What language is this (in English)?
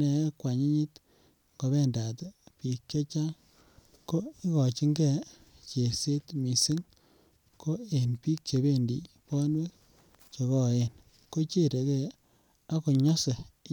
Kalenjin